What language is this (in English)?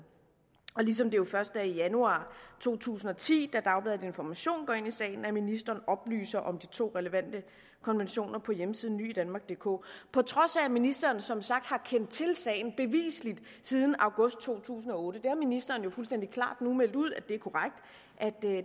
Danish